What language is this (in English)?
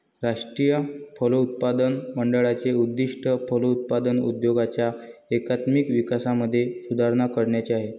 Marathi